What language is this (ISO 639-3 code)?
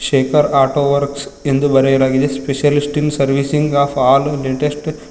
kan